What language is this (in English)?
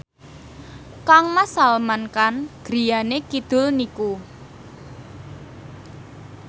Javanese